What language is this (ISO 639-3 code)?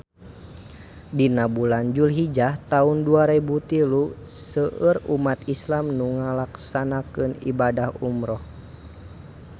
sun